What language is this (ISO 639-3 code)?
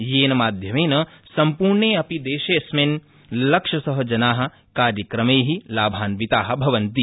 san